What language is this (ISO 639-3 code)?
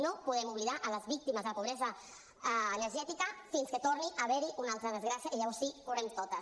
cat